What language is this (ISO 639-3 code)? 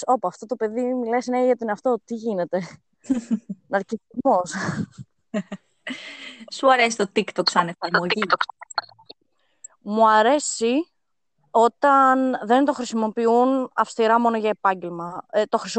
ell